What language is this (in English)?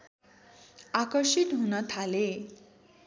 Nepali